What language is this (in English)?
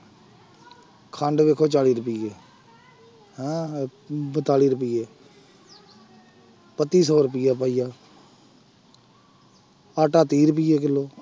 Punjabi